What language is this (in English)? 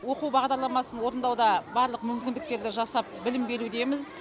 Kazakh